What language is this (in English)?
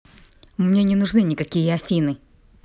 Russian